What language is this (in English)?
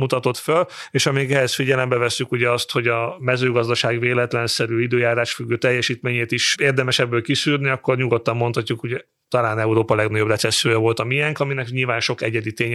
Hungarian